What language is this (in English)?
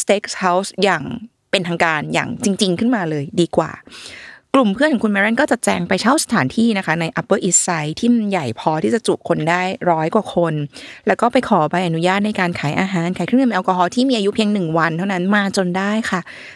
Thai